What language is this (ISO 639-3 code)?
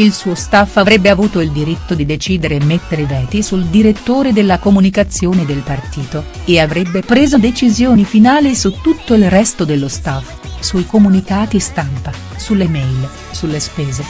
ita